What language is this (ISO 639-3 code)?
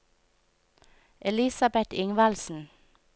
nor